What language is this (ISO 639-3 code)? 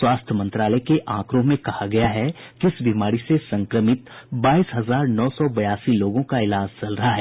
hin